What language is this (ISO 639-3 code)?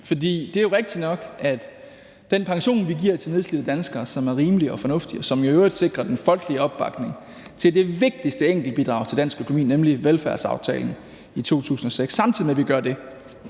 dan